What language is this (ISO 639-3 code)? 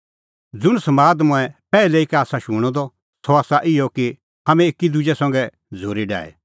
kfx